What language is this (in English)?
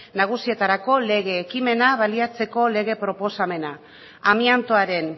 Basque